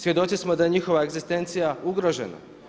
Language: Croatian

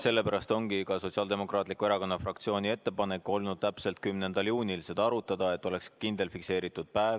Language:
Estonian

